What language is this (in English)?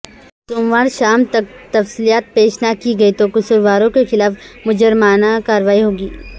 Urdu